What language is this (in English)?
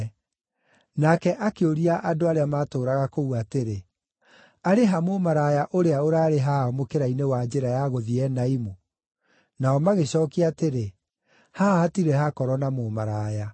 Kikuyu